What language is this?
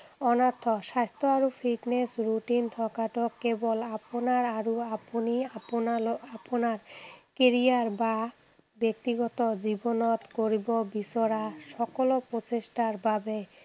Assamese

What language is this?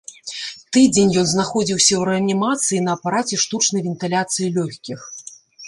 Belarusian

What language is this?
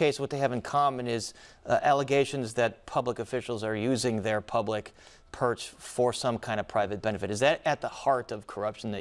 English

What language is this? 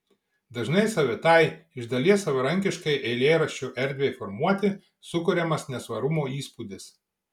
Lithuanian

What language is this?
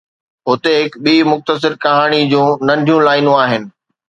Sindhi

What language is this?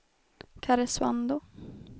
Swedish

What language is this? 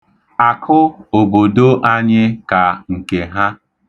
Igbo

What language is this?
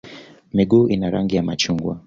Swahili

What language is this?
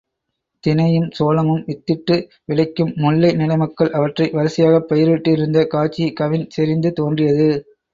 Tamil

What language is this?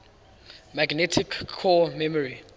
English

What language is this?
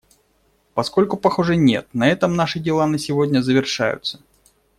Russian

